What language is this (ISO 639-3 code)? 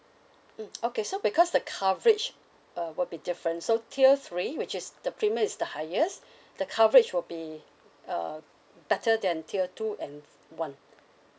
eng